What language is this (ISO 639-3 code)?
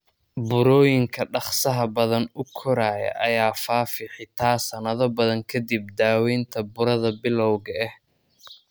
som